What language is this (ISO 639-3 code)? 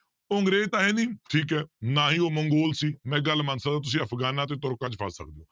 pan